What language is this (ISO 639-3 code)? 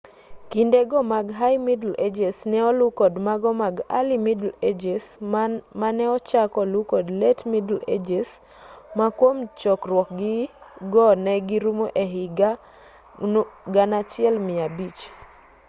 luo